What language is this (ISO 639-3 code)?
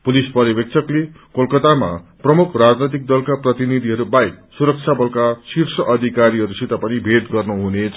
nep